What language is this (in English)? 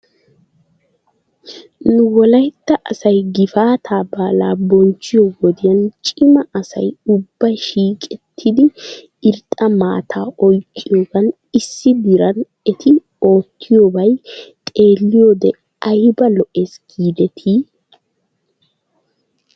Wolaytta